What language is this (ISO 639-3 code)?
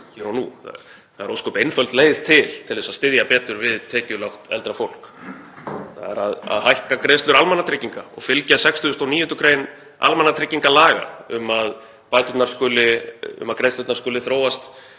isl